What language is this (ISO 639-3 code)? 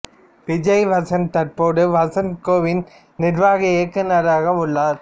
tam